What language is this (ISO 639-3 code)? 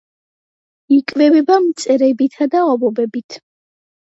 kat